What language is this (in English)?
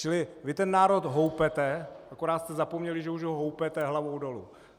Czech